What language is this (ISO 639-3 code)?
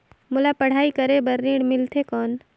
hne